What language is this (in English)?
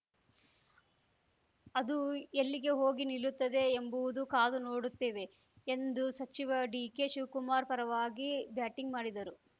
Kannada